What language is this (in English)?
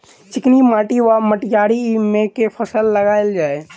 Maithili